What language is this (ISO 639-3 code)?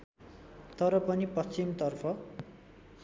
nep